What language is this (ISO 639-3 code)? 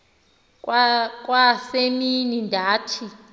xho